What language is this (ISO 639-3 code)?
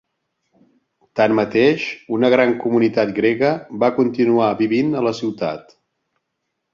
cat